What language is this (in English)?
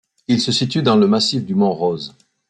French